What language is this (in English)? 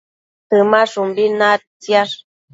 Matsés